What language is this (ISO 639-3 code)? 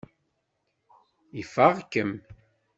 kab